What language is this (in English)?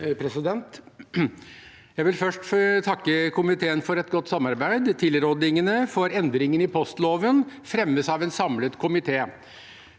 Norwegian